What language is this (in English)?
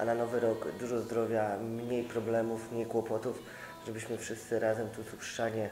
Polish